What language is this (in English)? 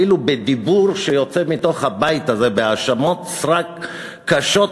Hebrew